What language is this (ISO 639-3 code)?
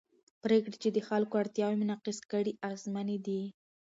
pus